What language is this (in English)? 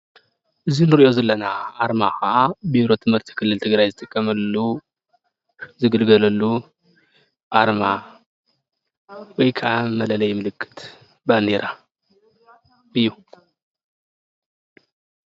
Tigrinya